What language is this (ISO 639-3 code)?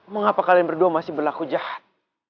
ind